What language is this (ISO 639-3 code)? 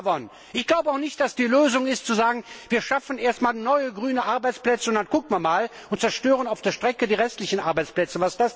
deu